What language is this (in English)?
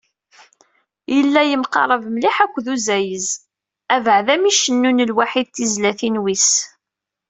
Kabyle